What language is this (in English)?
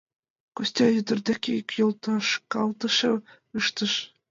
Mari